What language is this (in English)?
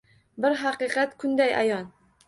Uzbek